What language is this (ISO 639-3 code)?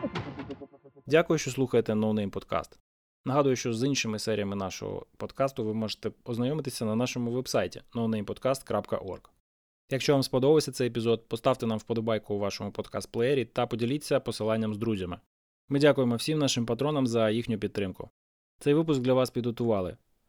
ukr